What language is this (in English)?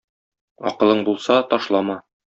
Tatar